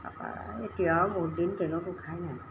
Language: Assamese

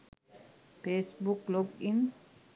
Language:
Sinhala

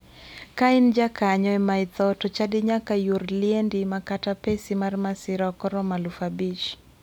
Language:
Luo (Kenya and Tanzania)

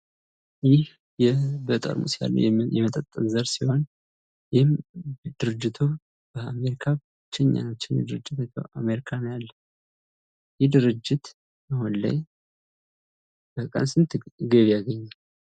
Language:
Amharic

